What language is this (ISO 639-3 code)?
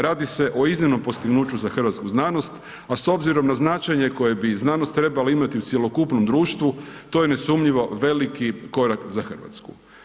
hrv